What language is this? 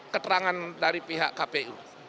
Indonesian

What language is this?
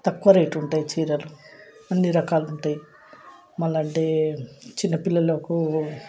Telugu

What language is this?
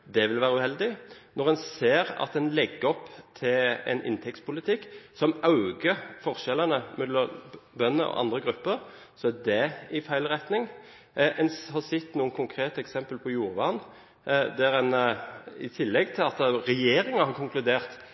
Norwegian Bokmål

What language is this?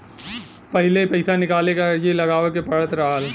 Bhojpuri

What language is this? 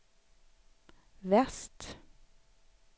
Swedish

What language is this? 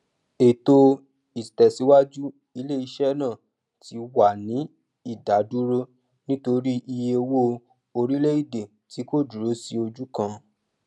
Yoruba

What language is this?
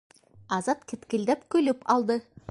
Bashkir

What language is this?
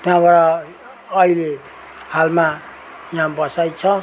Nepali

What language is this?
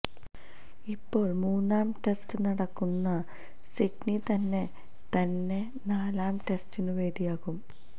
Malayalam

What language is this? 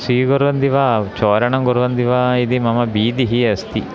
Sanskrit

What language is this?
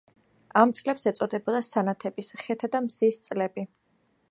Georgian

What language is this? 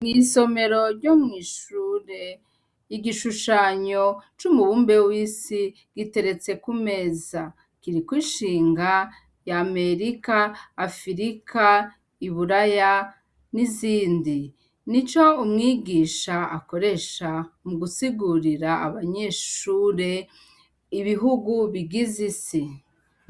Rundi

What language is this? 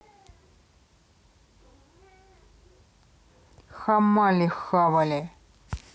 Russian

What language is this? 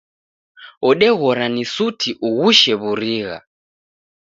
Taita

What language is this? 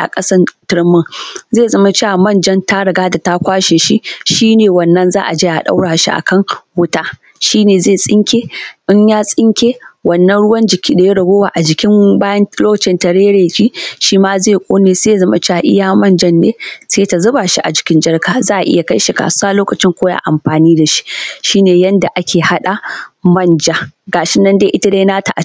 Hausa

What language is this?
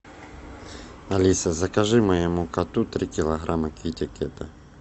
Russian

